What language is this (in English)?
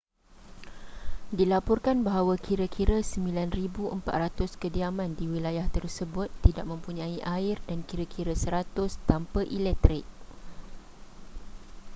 Malay